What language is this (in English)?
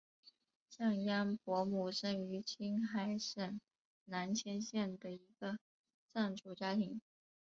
Chinese